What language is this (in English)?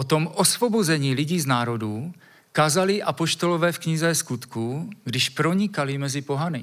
Czech